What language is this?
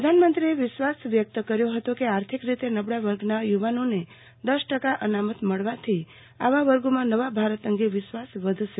Gujarati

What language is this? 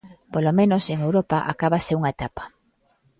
Galician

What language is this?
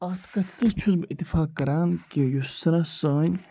Kashmiri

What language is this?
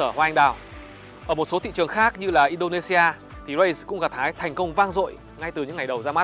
Vietnamese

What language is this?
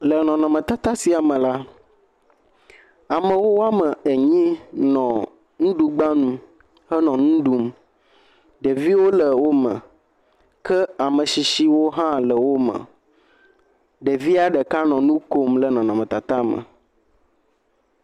Ewe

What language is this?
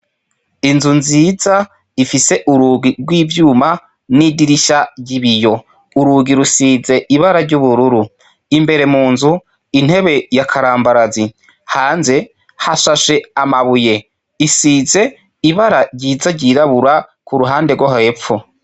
Rundi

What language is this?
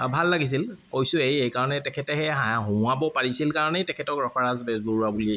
Assamese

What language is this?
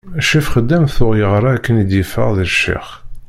Kabyle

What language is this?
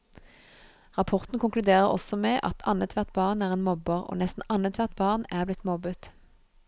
Norwegian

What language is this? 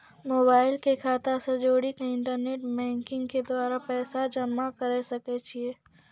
Maithili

